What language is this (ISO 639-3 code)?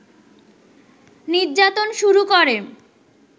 ben